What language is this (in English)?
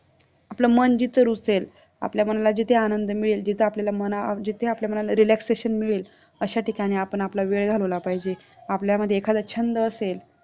Marathi